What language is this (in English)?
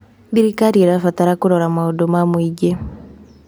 Kikuyu